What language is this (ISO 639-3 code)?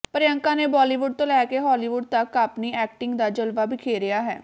pan